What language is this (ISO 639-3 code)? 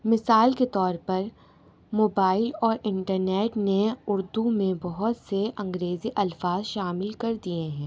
urd